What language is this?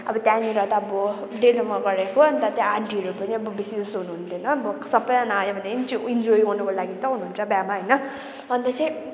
Nepali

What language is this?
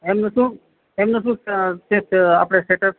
Gujarati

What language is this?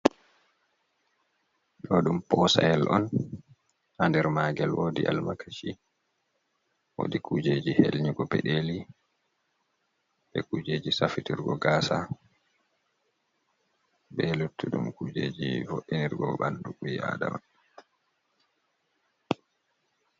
Fula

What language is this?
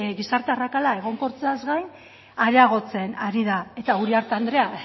Basque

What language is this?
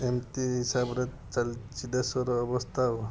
Odia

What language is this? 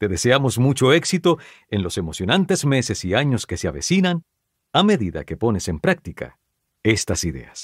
Spanish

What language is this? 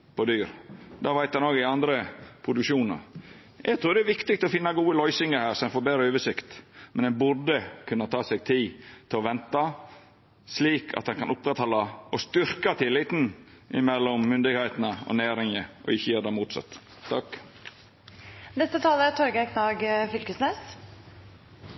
Norwegian Nynorsk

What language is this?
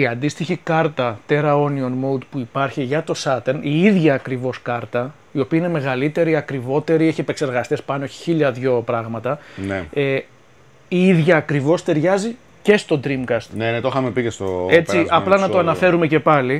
Greek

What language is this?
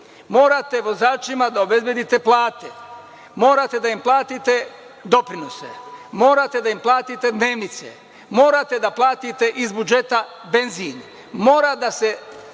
Serbian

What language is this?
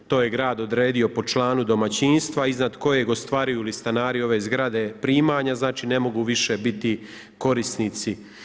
Croatian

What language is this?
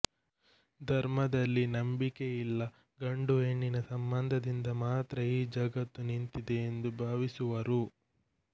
Kannada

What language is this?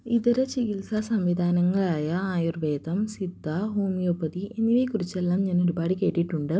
Malayalam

